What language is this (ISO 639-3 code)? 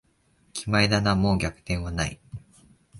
jpn